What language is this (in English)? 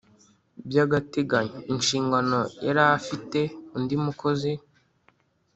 Kinyarwanda